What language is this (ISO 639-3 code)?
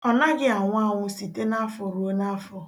ibo